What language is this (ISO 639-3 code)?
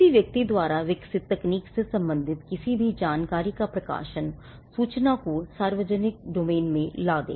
hin